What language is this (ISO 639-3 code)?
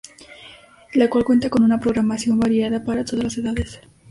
spa